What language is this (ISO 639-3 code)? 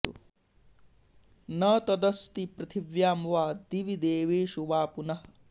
san